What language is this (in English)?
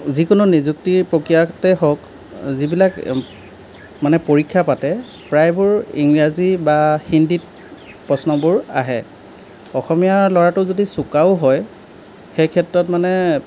Assamese